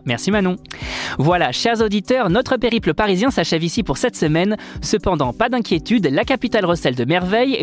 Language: French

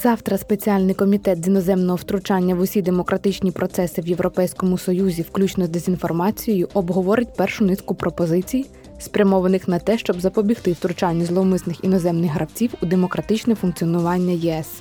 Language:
Ukrainian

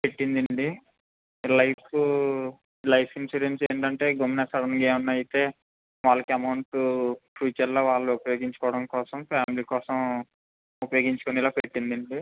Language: Telugu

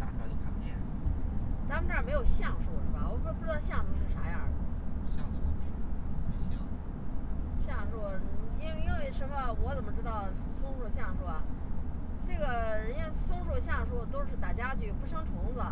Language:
Chinese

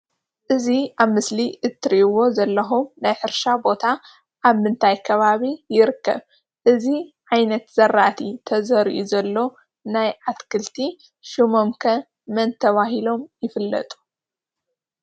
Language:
Tigrinya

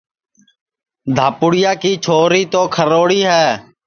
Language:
Sansi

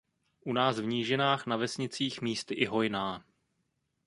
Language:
Czech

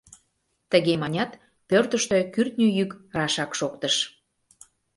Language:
Mari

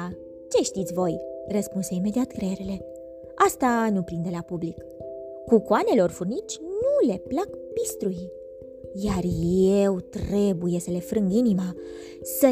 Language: Romanian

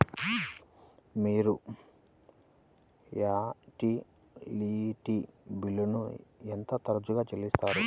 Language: Telugu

